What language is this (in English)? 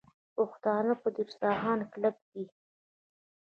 Pashto